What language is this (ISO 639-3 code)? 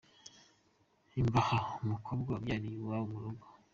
kin